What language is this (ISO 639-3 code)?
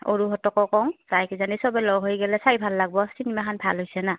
asm